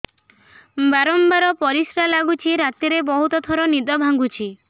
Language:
Odia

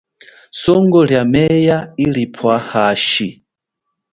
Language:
Chokwe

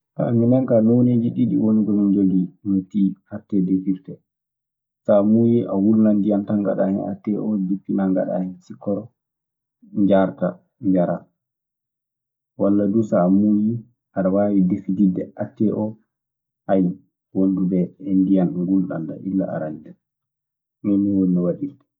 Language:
Maasina Fulfulde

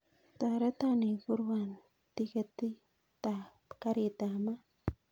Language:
Kalenjin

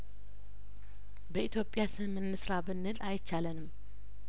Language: Amharic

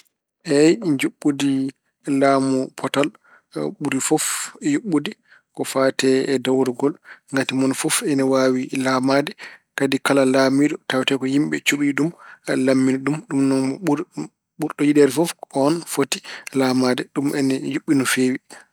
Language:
Fula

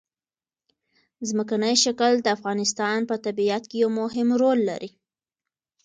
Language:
Pashto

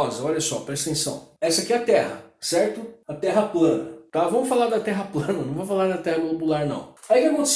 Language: Portuguese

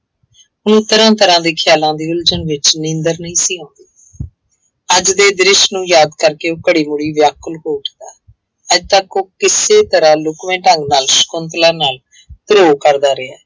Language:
Punjabi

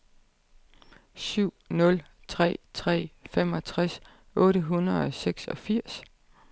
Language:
Danish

